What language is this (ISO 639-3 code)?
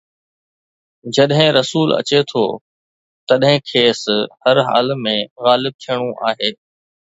snd